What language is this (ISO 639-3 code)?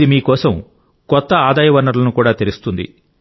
tel